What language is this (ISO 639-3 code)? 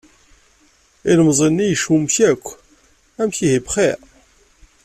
kab